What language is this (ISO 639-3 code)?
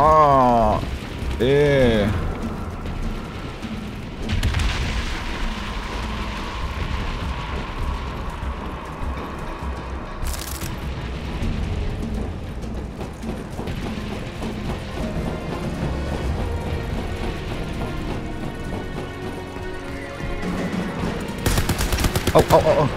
deu